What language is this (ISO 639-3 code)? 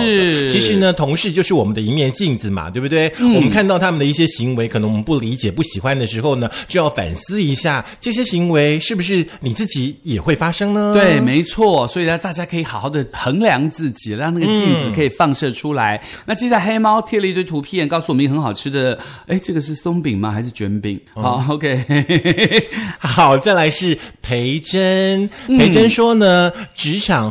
zho